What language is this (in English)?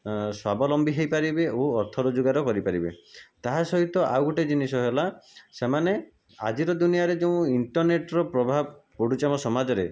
Odia